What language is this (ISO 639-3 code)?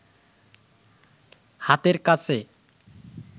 ben